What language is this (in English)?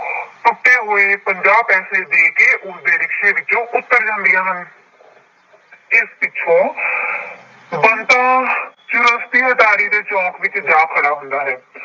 Punjabi